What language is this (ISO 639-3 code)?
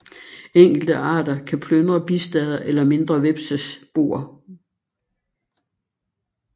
dan